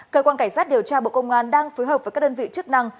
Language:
Vietnamese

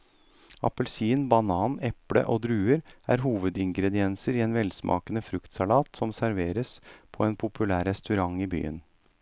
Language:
Norwegian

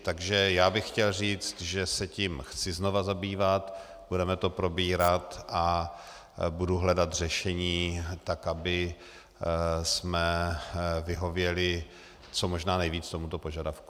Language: Czech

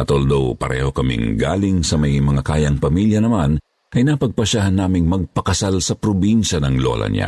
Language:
Filipino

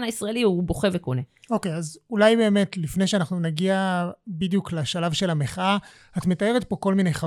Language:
Hebrew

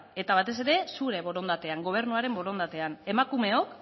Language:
Basque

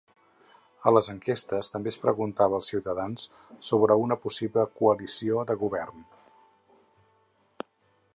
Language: Catalan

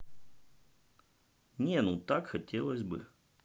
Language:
Russian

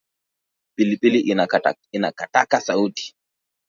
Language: Swahili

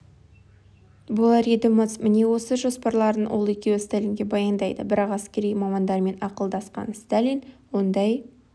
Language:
Kazakh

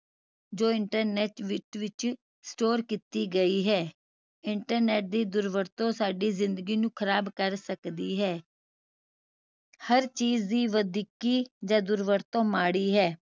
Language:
Punjabi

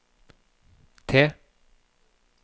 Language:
Norwegian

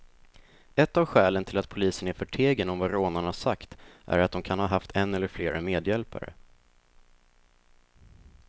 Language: Swedish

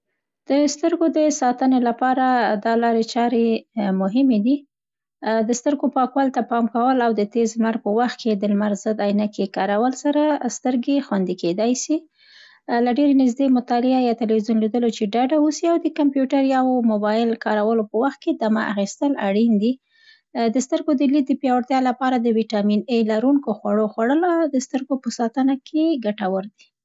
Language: Central Pashto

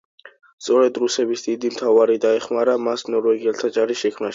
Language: Georgian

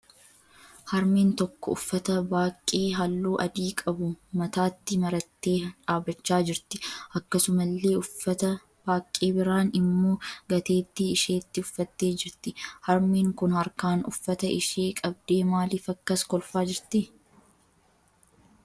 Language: Oromo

